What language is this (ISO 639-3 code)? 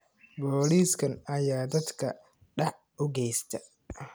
som